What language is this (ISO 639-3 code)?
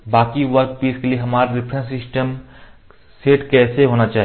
hin